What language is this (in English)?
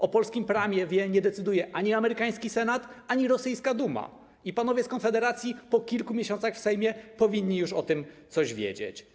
Polish